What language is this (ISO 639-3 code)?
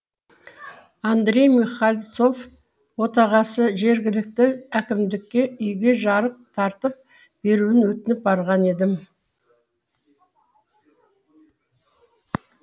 kaz